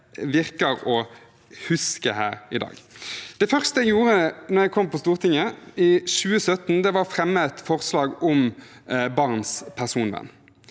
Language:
Norwegian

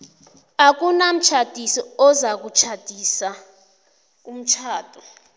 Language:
South Ndebele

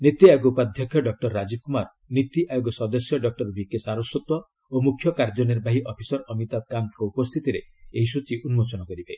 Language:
Odia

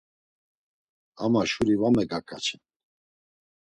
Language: Laz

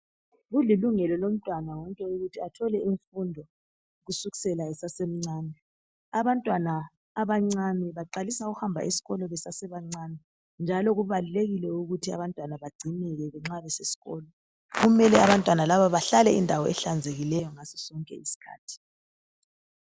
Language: North Ndebele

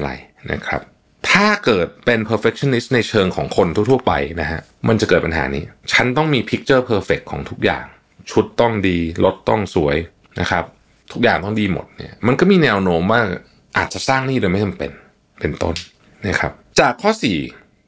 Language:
Thai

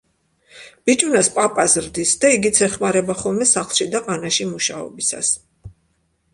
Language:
Georgian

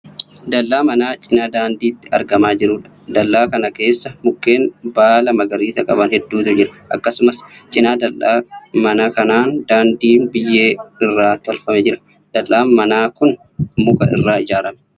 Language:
Oromo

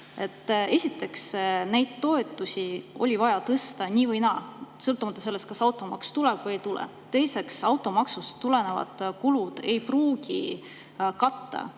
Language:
Estonian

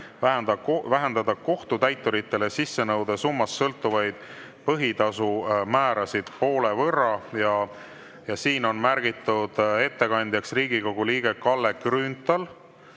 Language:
Estonian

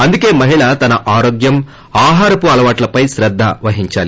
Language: Telugu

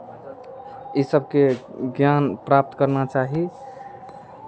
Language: Maithili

